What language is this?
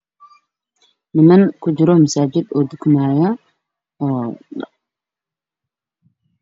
Somali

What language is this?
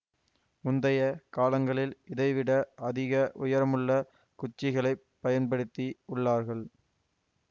Tamil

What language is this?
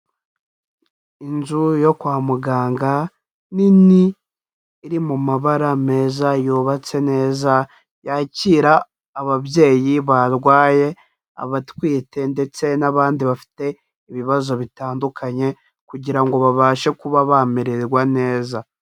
Kinyarwanda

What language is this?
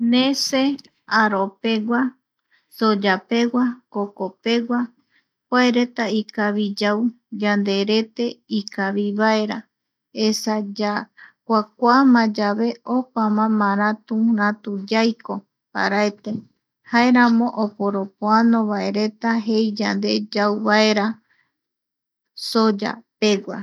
Eastern Bolivian Guaraní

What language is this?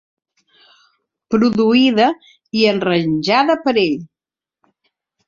Catalan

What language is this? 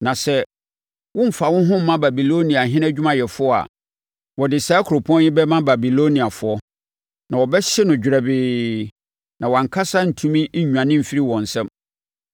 Akan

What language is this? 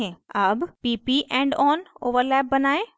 Hindi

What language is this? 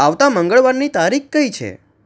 Gujarati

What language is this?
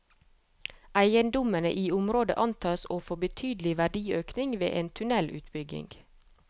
Norwegian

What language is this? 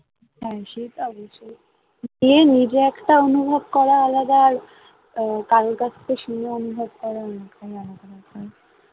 Bangla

